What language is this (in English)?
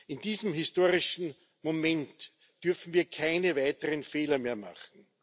German